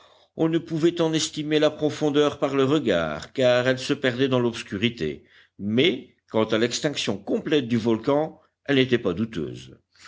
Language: French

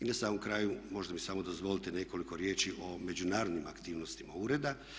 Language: Croatian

